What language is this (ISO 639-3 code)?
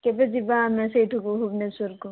ori